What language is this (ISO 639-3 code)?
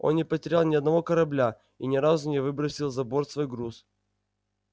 rus